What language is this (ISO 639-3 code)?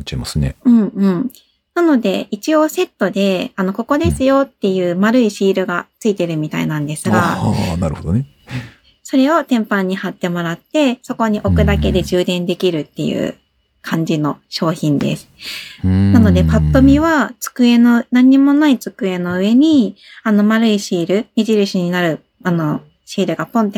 jpn